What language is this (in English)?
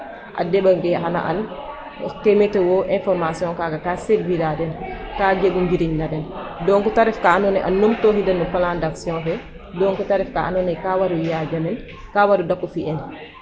Serer